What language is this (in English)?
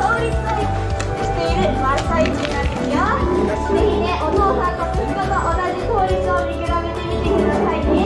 Japanese